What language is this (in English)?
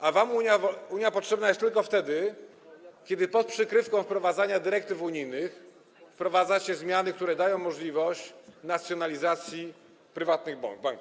Polish